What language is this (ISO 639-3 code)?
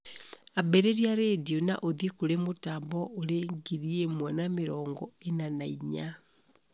kik